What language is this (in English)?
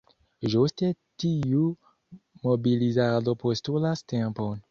Esperanto